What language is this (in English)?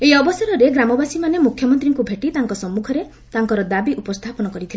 Odia